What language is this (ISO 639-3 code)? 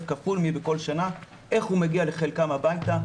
heb